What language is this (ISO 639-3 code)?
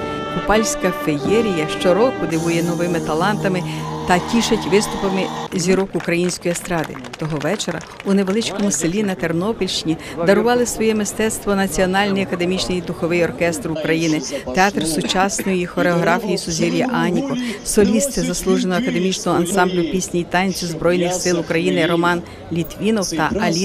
ukr